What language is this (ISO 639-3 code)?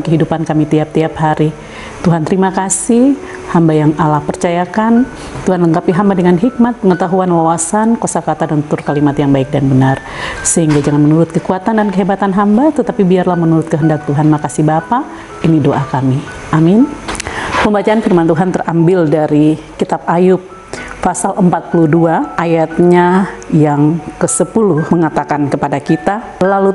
ind